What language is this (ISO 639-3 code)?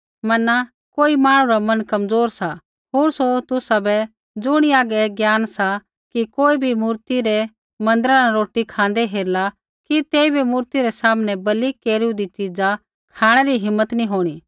kfx